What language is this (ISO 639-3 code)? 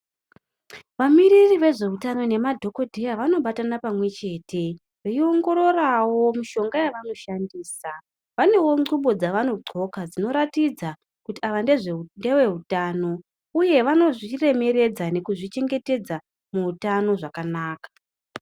ndc